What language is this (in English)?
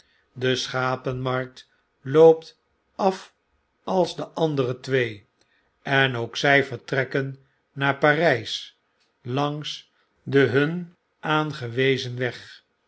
Dutch